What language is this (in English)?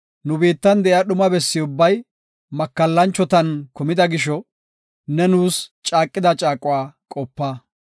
Gofa